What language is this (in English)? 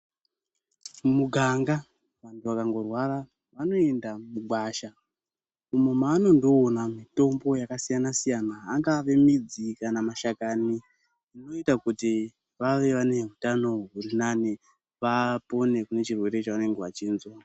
Ndau